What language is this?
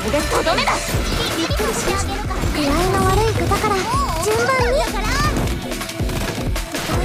Japanese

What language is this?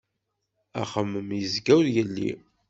Kabyle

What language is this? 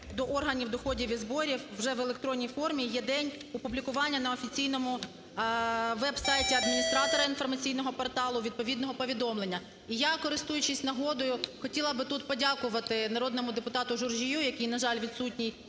Ukrainian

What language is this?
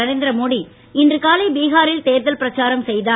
Tamil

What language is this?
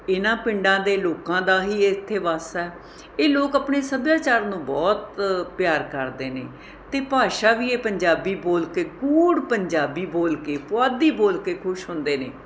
Punjabi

